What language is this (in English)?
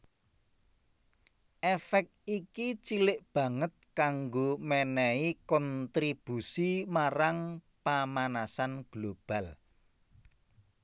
Javanese